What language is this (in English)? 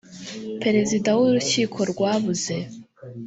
Kinyarwanda